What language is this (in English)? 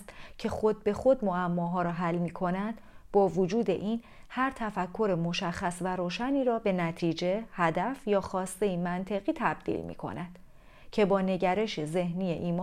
Persian